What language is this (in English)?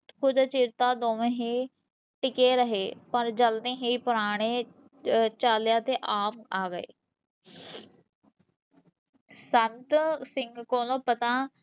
Punjabi